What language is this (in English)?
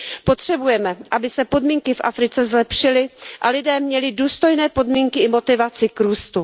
Czech